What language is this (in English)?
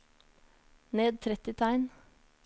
Norwegian